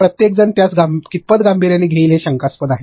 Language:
Marathi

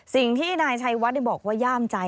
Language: Thai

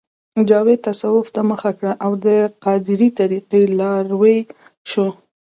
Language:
Pashto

